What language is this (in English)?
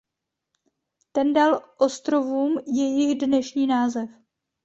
Czech